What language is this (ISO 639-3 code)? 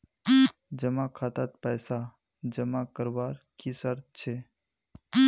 mag